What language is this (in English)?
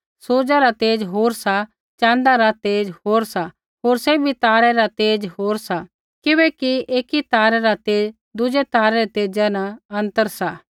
Kullu Pahari